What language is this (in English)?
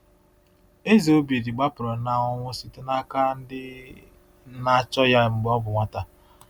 Igbo